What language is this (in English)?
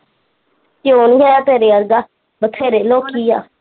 Punjabi